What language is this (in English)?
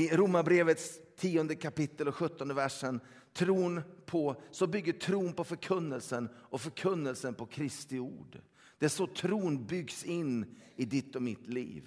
Swedish